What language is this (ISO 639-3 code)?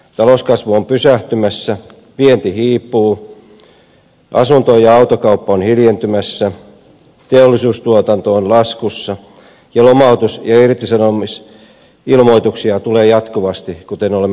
fin